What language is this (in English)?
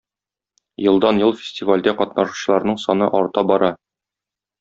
Tatar